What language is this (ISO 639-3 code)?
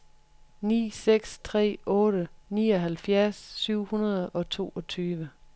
dan